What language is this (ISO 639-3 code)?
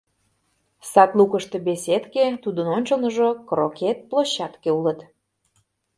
chm